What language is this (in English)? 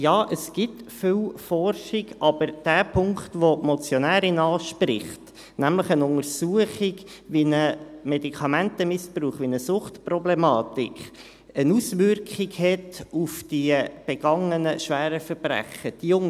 Swiss German